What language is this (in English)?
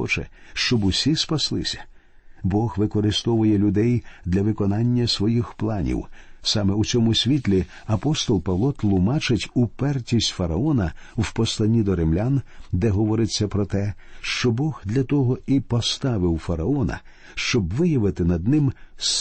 Ukrainian